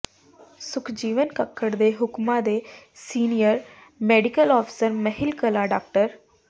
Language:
Punjabi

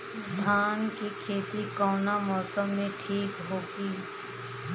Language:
Bhojpuri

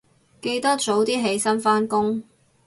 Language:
Cantonese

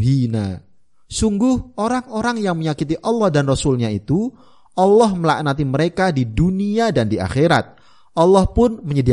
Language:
Indonesian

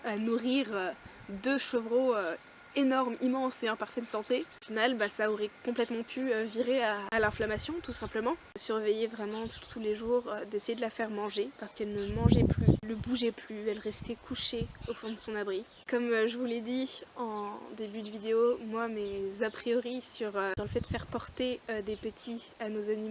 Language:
French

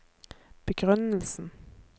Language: Norwegian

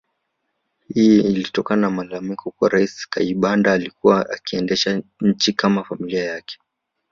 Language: Swahili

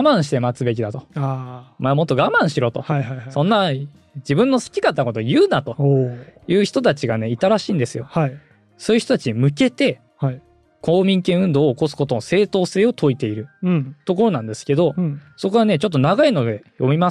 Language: Japanese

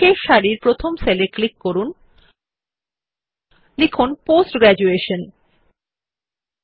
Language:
Bangla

